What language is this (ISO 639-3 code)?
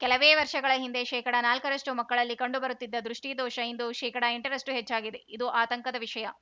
kan